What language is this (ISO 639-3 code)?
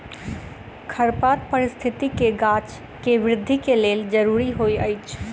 mai